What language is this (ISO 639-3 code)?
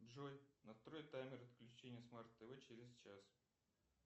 rus